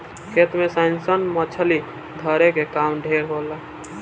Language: Bhojpuri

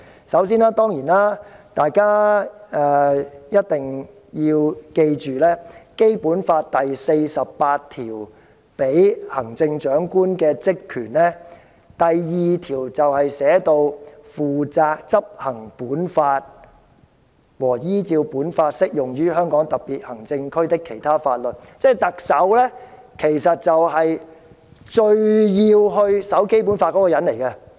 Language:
Cantonese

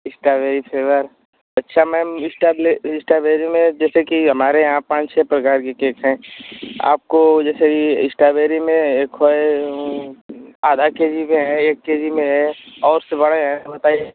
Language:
Hindi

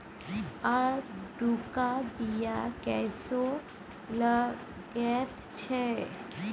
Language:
Maithili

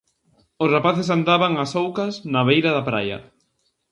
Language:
Galician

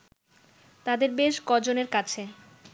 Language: Bangla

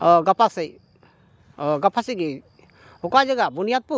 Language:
Santali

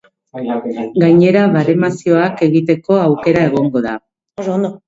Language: Basque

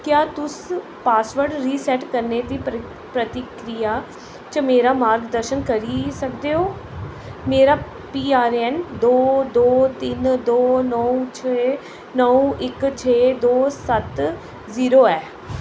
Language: Dogri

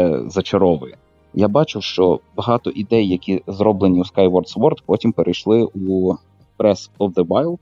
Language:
Ukrainian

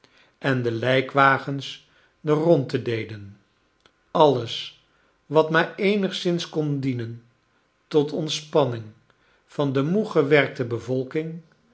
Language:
Dutch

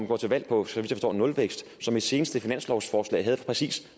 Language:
Danish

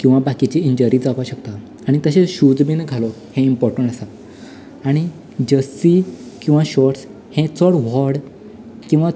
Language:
Konkani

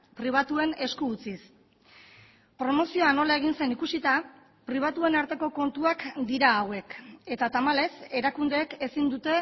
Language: Basque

